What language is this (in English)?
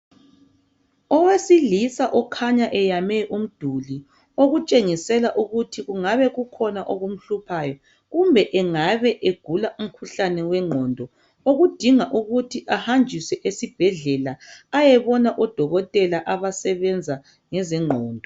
North Ndebele